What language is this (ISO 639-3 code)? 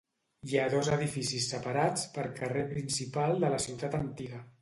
cat